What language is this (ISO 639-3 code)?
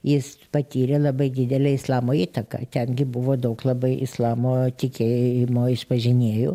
lit